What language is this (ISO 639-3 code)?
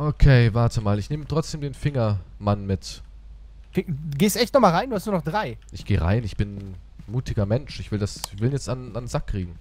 deu